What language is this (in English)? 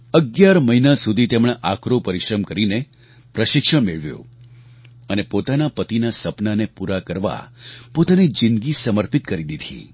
Gujarati